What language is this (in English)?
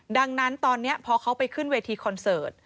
Thai